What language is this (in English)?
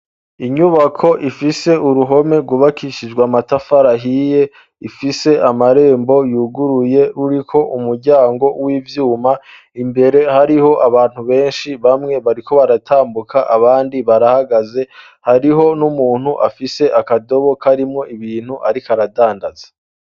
Rundi